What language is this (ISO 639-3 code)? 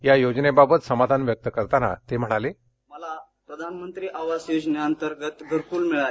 mar